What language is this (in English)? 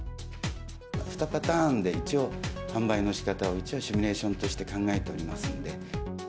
Japanese